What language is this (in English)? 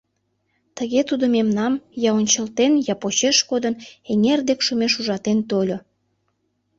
Mari